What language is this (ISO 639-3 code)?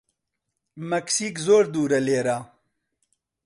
ckb